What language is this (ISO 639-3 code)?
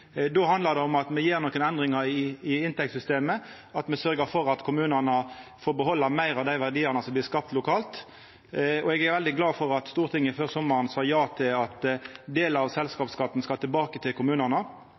nno